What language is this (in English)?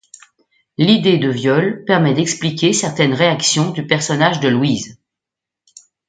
French